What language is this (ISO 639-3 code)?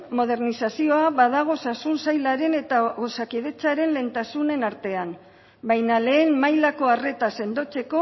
eus